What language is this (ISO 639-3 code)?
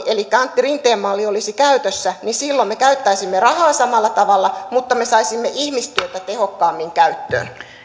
fin